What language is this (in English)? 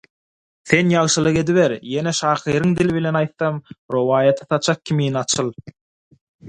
Turkmen